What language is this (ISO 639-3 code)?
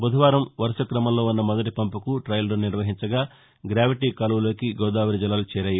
tel